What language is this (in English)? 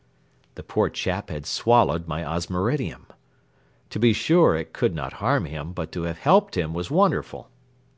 English